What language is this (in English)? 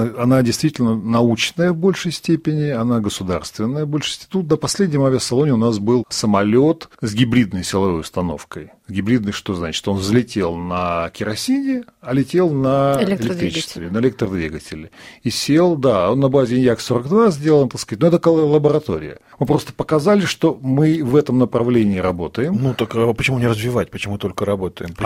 Russian